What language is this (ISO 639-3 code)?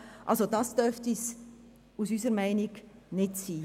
gsw